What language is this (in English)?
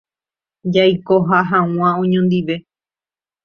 Guarani